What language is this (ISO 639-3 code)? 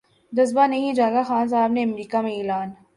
urd